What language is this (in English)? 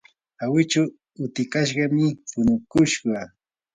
Yanahuanca Pasco Quechua